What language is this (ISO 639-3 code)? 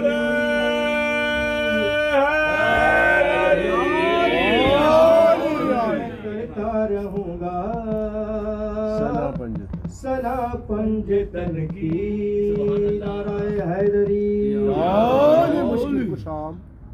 urd